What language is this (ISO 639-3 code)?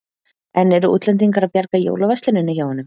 isl